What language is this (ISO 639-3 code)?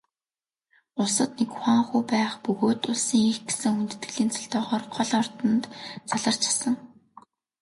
mon